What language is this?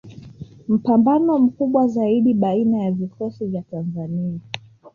Swahili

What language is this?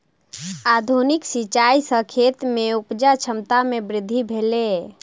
Maithili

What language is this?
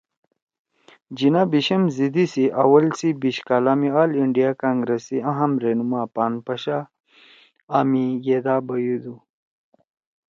Torwali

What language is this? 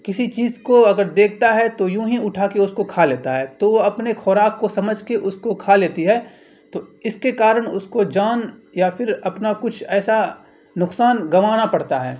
Urdu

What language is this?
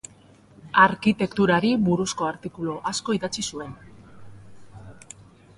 Basque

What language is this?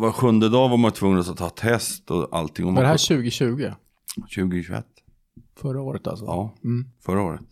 Swedish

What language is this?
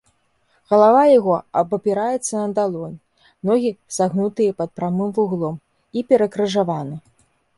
Belarusian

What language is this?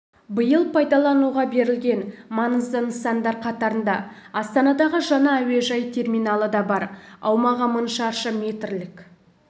Kazakh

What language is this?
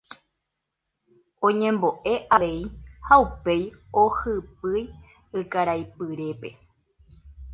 Guarani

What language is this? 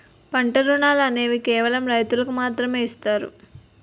Telugu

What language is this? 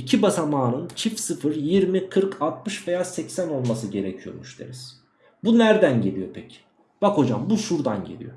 Turkish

